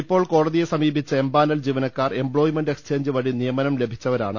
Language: Malayalam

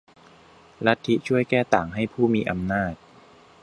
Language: Thai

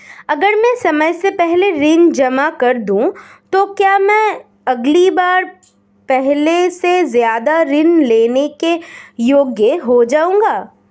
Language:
Hindi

